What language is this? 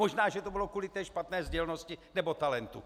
Czech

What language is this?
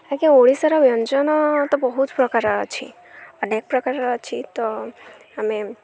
Odia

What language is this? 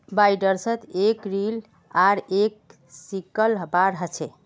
Magahi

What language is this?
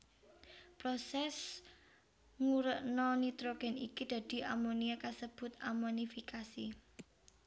Javanese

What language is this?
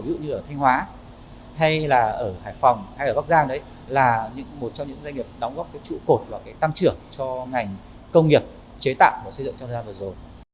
Vietnamese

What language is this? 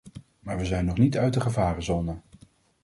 Dutch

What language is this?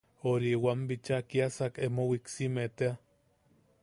Yaqui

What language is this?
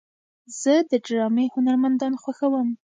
Pashto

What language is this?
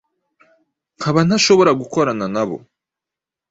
Kinyarwanda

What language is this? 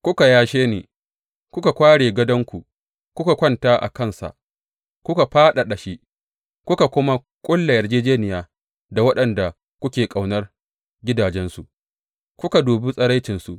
Hausa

